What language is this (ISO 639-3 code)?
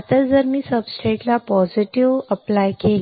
mar